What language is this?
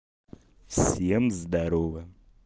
Russian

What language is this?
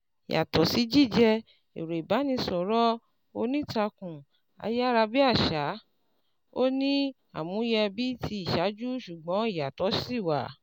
Yoruba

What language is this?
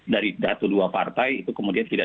Indonesian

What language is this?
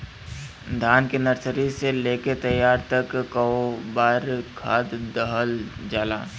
Bhojpuri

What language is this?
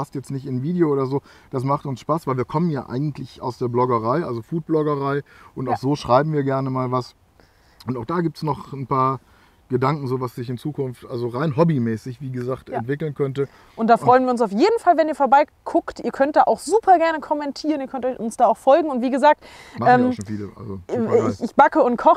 German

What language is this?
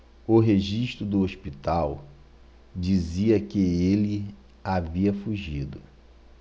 Portuguese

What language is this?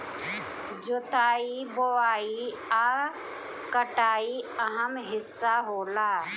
Bhojpuri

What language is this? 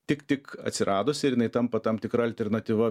Lithuanian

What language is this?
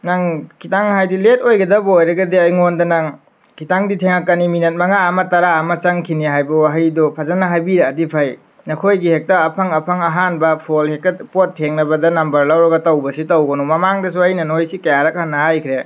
Manipuri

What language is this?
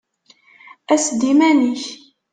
Kabyle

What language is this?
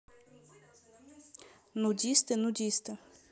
Russian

